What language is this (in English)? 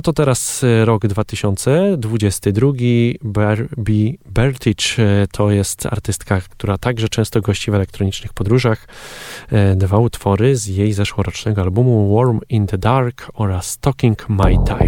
Polish